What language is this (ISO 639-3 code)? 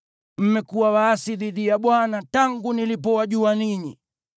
swa